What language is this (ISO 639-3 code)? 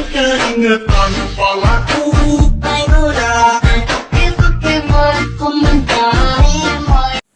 ind